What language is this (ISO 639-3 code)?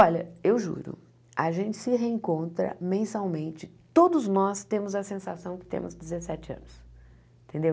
por